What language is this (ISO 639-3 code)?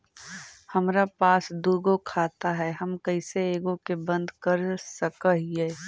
mag